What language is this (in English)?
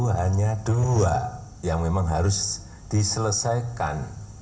Indonesian